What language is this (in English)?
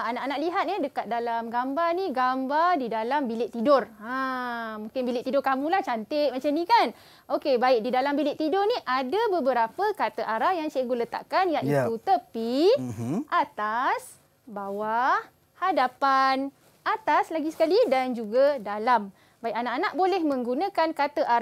Malay